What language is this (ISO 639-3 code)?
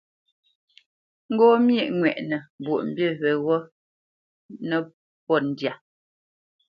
bce